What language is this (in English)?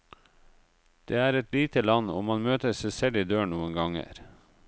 Norwegian